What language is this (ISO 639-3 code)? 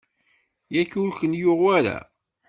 kab